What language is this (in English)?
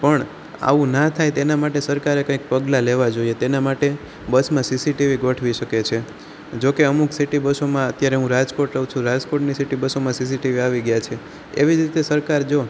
Gujarati